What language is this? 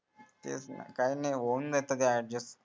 Marathi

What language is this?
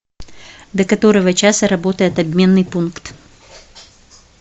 Russian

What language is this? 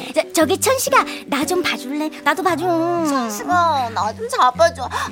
Korean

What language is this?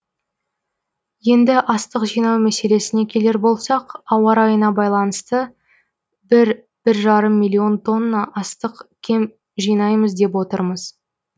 Kazakh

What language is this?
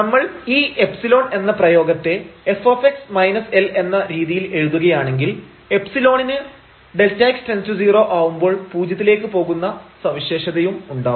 Malayalam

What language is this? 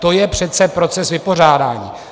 Czech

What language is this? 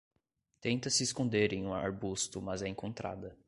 Portuguese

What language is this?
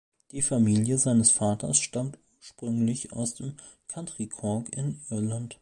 German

